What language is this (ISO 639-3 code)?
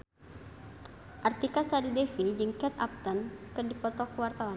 sun